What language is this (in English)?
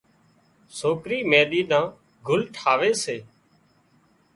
Wadiyara Koli